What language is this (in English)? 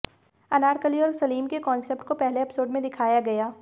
Hindi